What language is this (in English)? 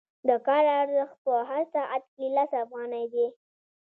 Pashto